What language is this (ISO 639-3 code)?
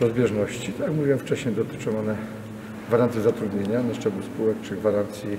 pol